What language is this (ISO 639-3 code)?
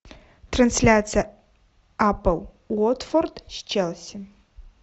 rus